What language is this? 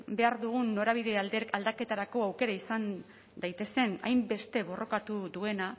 Basque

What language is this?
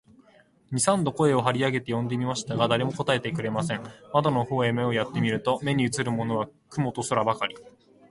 Japanese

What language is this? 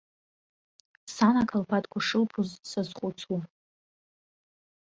Abkhazian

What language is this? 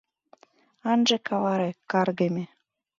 Mari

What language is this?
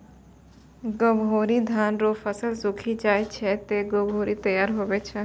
Maithili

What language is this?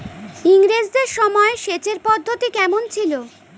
Bangla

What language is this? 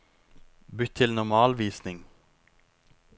Norwegian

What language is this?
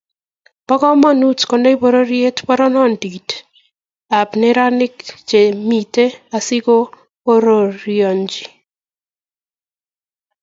Kalenjin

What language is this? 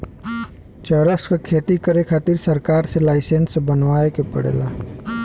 Bhojpuri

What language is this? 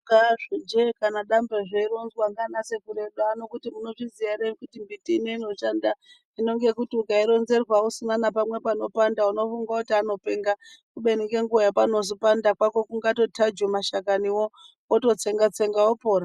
Ndau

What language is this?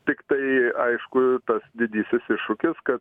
Lithuanian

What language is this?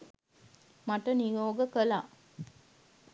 Sinhala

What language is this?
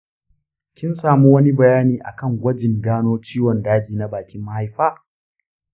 Hausa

